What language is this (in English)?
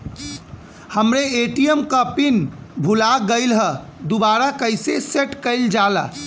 Bhojpuri